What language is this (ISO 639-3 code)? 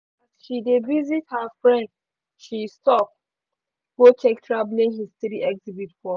pcm